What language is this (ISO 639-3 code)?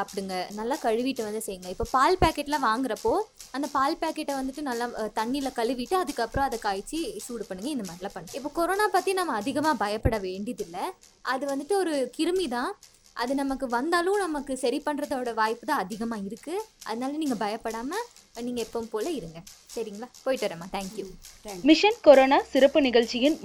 tam